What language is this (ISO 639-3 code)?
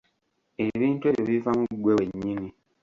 lug